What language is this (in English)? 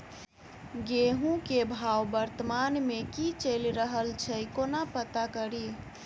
Maithili